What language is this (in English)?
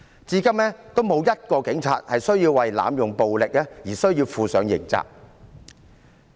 Cantonese